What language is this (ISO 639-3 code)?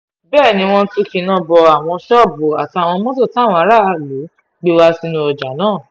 yor